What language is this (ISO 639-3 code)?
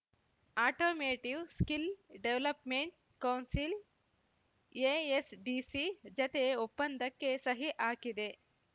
kan